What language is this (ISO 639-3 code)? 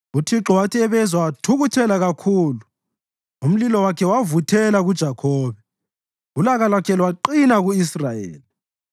nde